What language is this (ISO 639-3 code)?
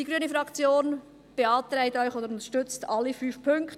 gsw